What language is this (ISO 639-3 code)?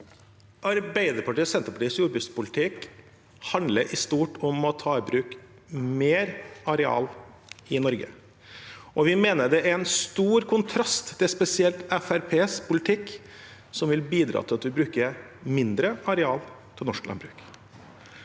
nor